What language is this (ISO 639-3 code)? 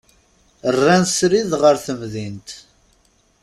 kab